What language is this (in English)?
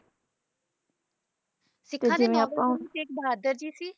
Punjabi